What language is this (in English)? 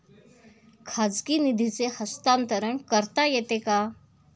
Marathi